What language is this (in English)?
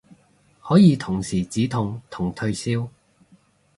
Cantonese